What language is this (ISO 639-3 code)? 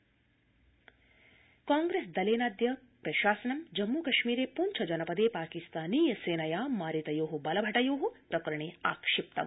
san